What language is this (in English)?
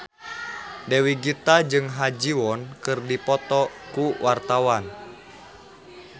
Sundanese